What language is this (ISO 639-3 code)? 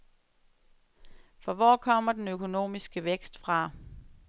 dan